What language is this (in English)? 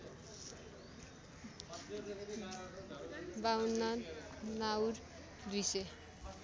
Nepali